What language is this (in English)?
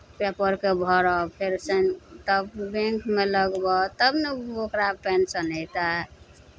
Maithili